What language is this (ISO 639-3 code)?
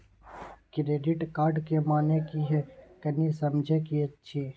mai